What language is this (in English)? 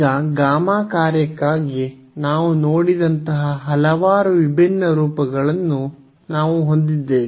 Kannada